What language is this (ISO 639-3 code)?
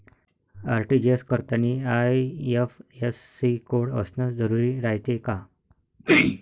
mar